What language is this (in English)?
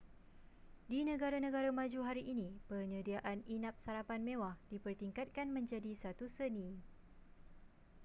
Malay